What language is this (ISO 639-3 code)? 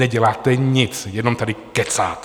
ces